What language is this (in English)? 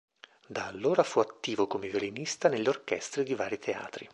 Italian